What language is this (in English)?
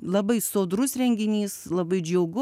Lithuanian